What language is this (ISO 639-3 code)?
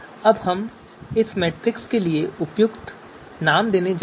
hin